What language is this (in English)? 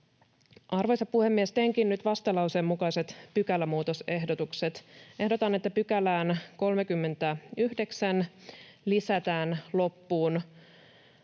Finnish